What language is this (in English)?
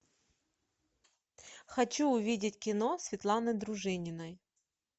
Russian